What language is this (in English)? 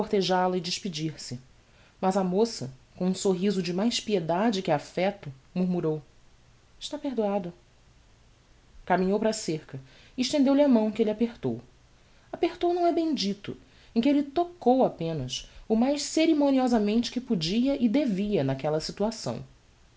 Portuguese